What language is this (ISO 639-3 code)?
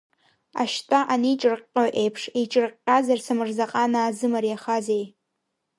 abk